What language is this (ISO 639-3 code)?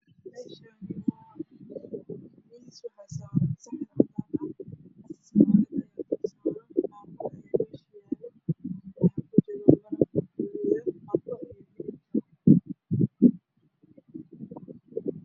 som